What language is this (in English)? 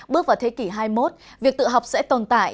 Vietnamese